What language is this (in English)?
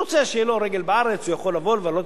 Hebrew